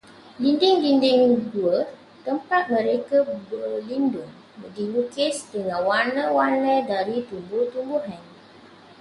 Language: Malay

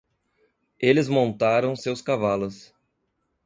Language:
Portuguese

